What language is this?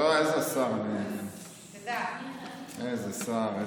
Hebrew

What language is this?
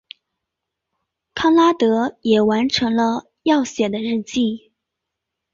Chinese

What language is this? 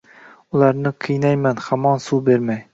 Uzbek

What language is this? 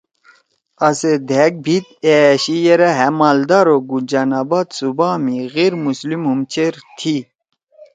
Torwali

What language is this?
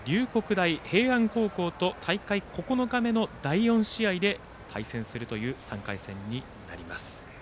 Japanese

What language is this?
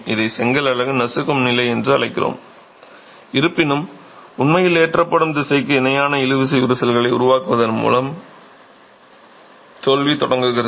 Tamil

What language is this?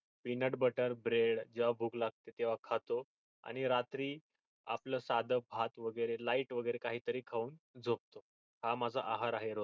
Marathi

